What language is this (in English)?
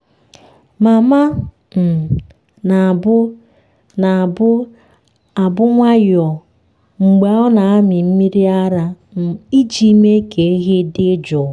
Igbo